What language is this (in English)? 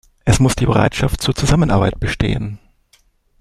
German